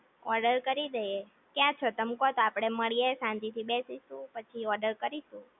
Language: Gujarati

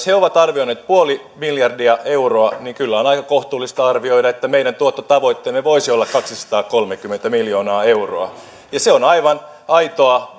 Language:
Finnish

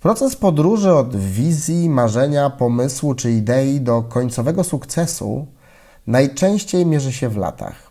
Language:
Polish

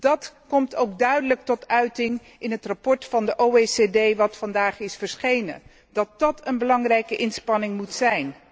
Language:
Dutch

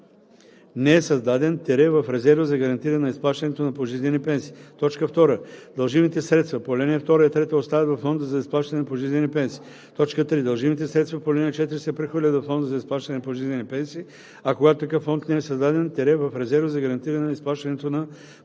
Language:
Bulgarian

